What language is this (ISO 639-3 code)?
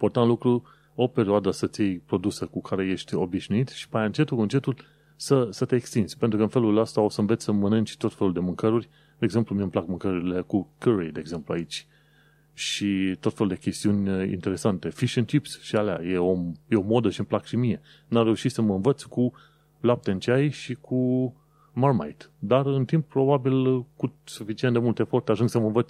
ron